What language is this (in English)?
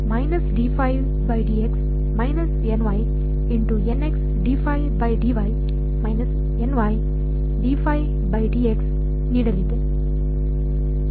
Kannada